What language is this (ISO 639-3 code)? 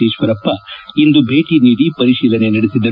kan